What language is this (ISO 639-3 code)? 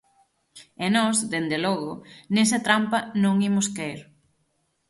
glg